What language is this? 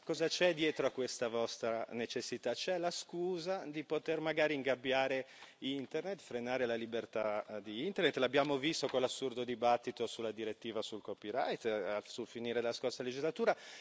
Italian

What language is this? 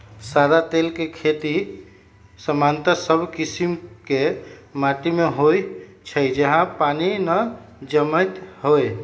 Magahi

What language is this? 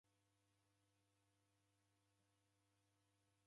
Taita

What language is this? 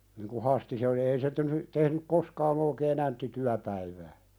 Finnish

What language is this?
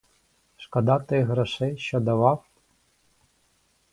Ukrainian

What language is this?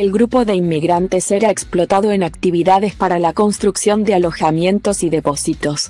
Spanish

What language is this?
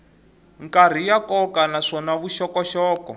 Tsonga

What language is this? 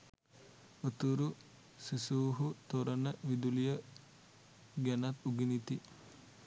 Sinhala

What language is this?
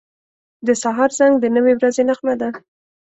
Pashto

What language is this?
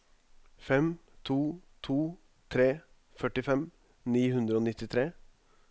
Norwegian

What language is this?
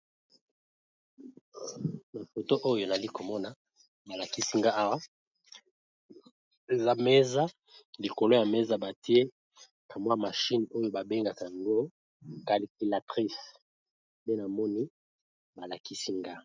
Lingala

